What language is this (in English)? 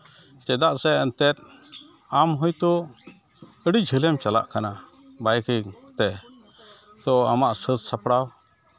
Santali